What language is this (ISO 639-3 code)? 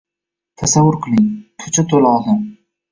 uzb